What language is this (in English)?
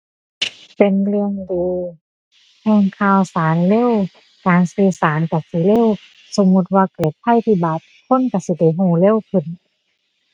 Thai